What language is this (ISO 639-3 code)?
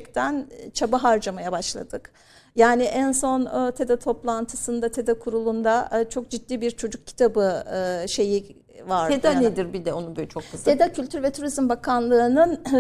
tur